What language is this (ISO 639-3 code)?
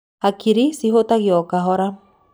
kik